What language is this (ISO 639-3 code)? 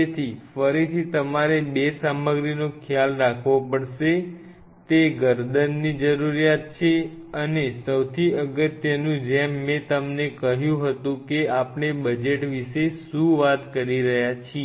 guj